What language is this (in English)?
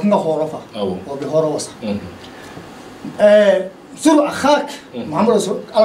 Arabic